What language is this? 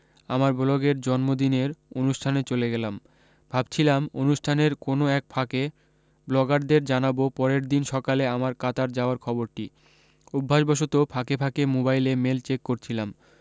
Bangla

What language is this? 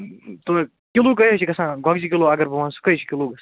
Kashmiri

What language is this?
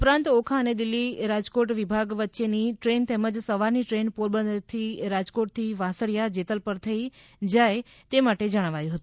Gujarati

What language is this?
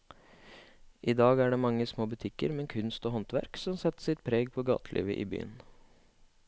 Norwegian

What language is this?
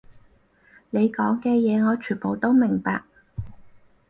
Cantonese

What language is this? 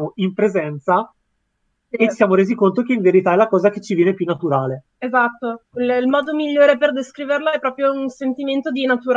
Italian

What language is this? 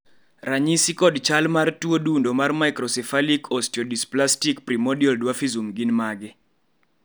Luo (Kenya and Tanzania)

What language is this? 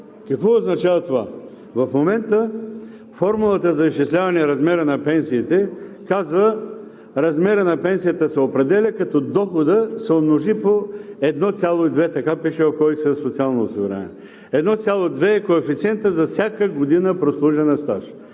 Bulgarian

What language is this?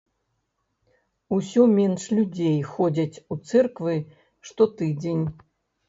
Belarusian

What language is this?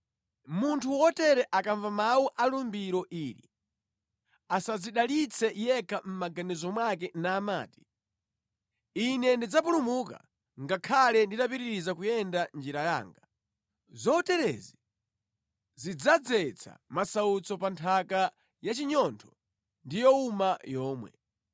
Nyanja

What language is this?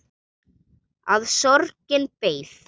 Icelandic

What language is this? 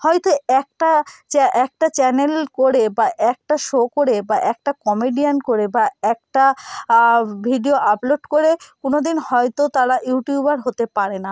Bangla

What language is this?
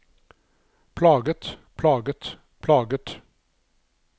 Norwegian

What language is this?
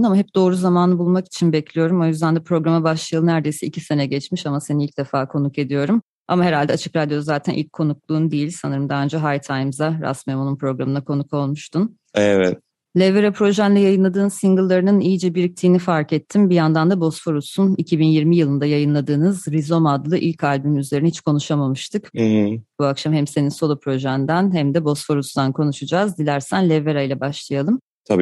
Turkish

